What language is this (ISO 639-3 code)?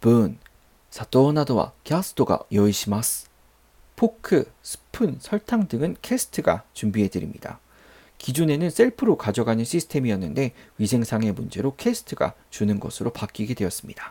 kor